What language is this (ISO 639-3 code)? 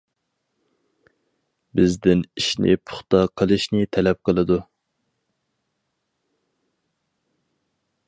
uig